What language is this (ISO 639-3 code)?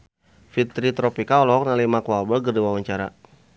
sun